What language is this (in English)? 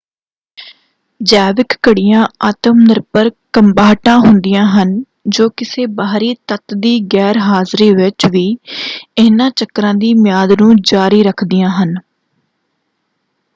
Punjabi